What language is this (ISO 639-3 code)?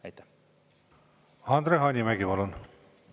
est